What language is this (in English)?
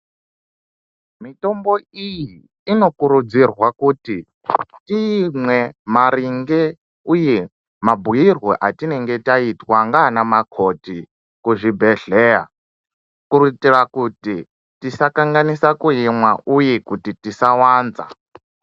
Ndau